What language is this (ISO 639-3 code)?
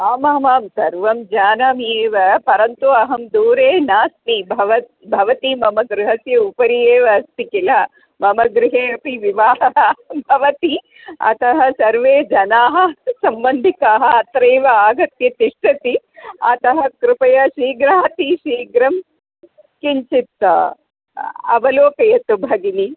san